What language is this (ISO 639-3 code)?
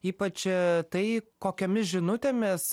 lit